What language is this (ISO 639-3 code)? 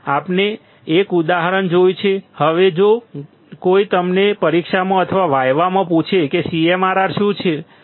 guj